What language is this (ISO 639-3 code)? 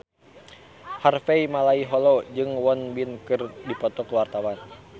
sun